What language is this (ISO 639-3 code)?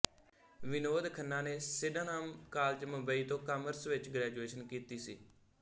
pan